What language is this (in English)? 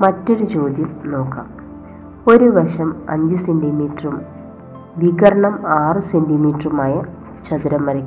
Malayalam